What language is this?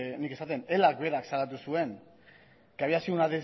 Basque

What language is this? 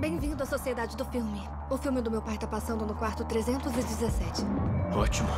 Portuguese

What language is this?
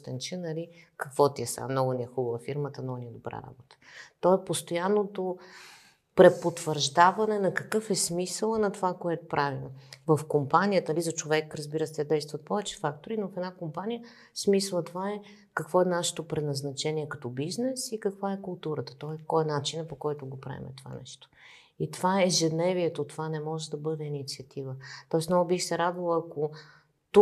Bulgarian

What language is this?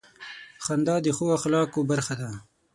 Pashto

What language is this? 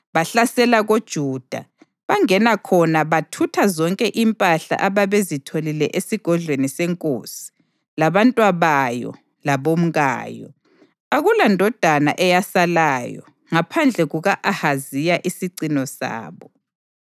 North Ndebele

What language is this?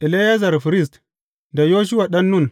Hausa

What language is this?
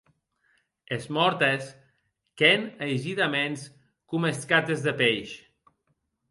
Occitan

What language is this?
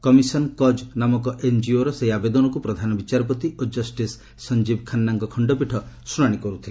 Odia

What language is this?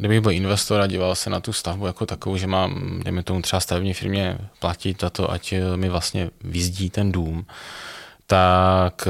Czech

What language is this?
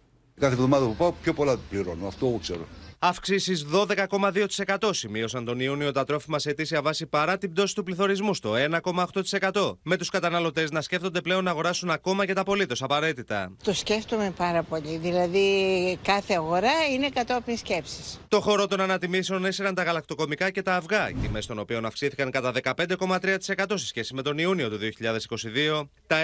Greek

